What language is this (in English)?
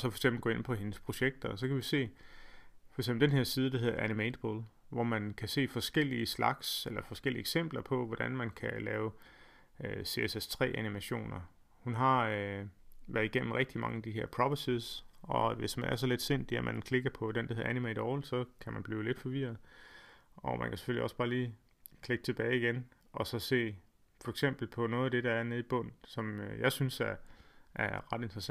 Danish